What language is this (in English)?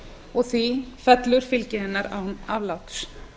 Icelandic